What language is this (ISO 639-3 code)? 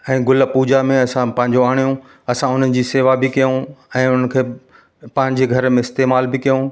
snd